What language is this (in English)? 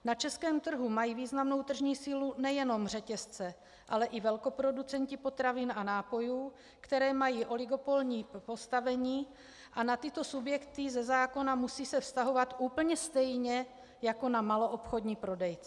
Czech